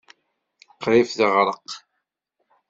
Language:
Kabyle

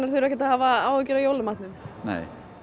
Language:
Icelandic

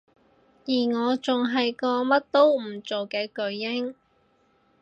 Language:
Cantonese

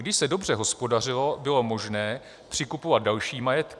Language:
Czech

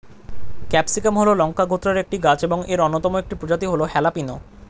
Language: Bangla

